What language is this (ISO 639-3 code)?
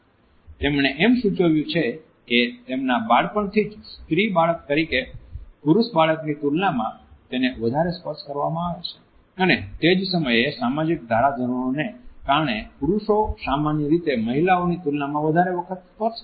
guj